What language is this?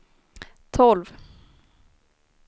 Swedish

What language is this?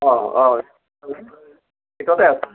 Assamese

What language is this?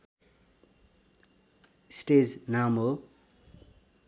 Nepali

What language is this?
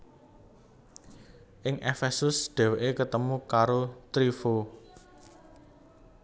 Javanese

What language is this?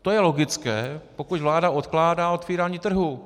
Czech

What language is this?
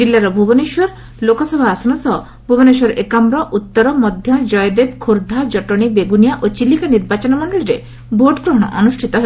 Odia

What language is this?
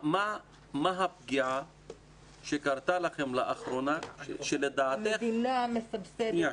Hebrew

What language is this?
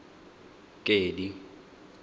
Tswana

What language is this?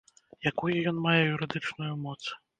Belarusian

